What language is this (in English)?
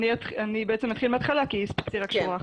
Hebrew